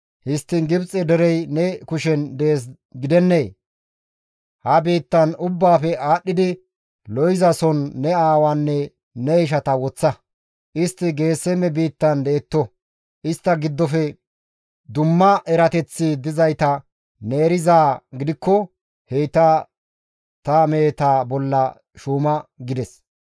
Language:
Gamo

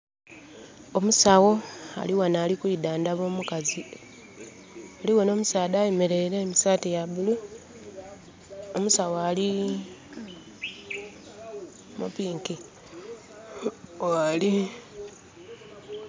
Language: Soga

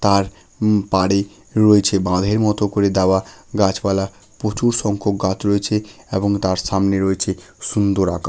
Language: Bangla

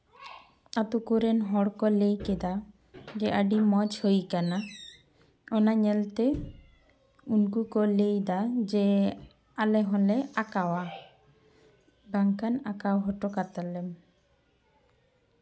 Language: Santali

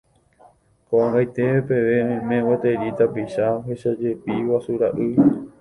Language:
Guarani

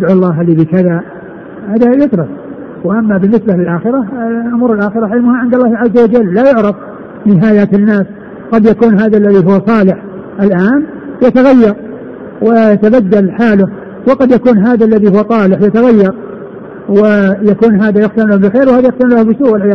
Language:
Arabic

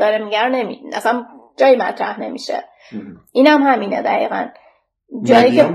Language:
Persian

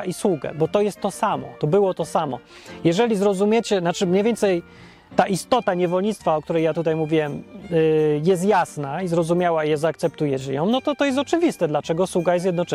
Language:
Polish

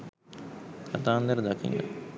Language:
Sinhala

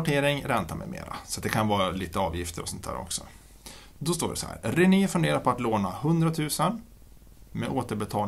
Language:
Swedish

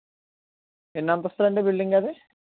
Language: Telugu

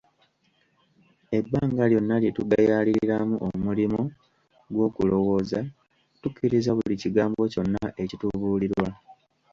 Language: Ganda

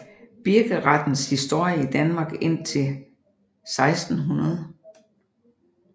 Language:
Danish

